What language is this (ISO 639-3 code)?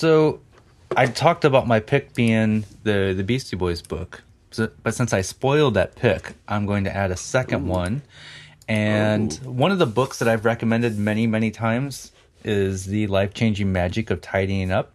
eng